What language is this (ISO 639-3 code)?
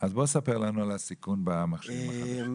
heb